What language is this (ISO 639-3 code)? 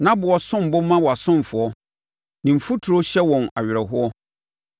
aka